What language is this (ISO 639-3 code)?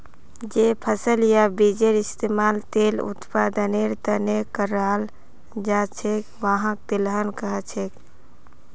mag